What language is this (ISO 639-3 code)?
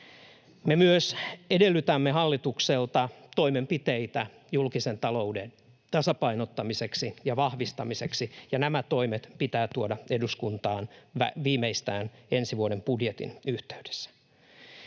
fin